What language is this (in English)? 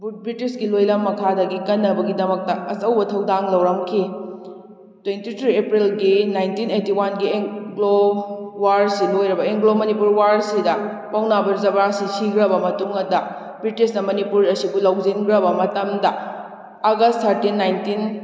Manipuri